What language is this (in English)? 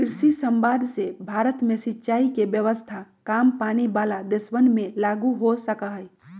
Magahi